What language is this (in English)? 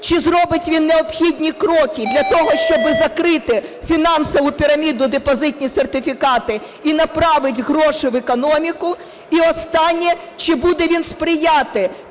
Ukrainian